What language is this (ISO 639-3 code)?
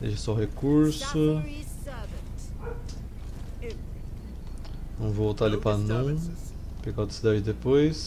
por